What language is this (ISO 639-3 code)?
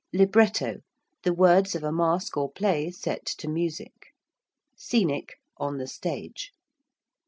eng